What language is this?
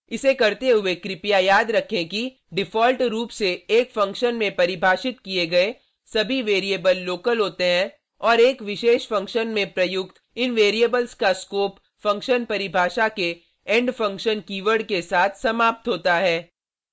Hindi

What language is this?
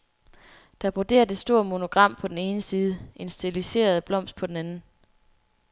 Danish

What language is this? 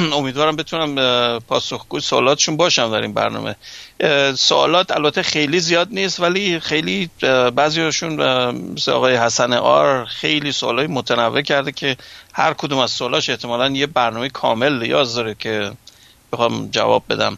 Persian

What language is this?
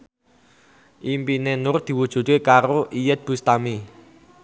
Javanese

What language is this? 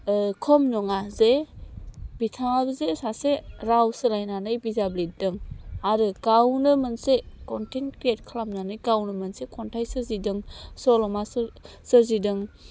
Bodo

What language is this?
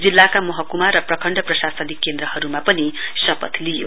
Nepali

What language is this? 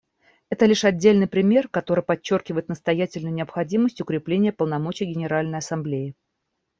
Russian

